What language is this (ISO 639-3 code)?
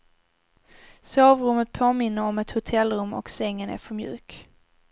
swe